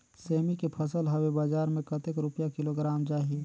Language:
Chhattisgarhi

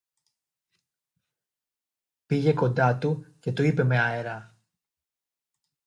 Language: Greek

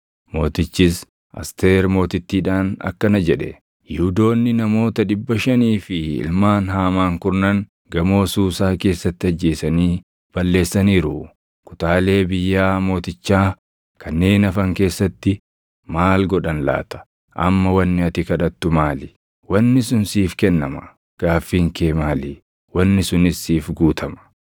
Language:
Oromo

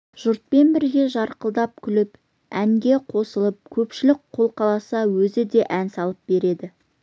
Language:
Kazakh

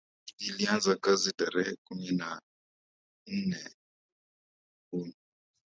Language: Swahili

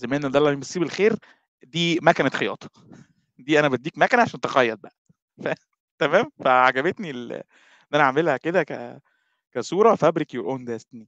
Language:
Arabic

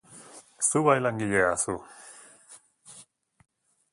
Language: Basque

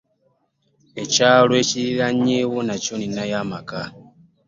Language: Ganda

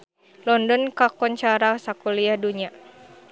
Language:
Sundanese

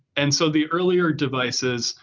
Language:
English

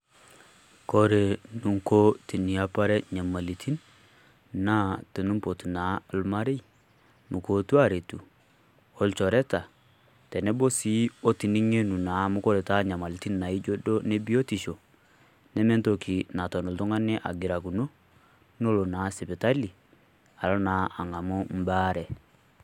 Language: Masai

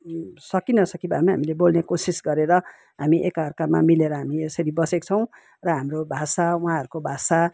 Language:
Nepali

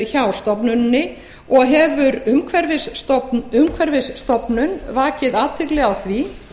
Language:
Icelandic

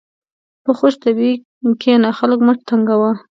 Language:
Pashto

